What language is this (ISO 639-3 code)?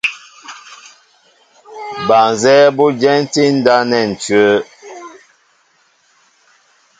mbo